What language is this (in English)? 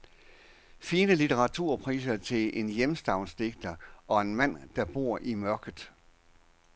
Danish